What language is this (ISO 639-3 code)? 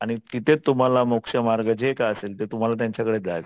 mar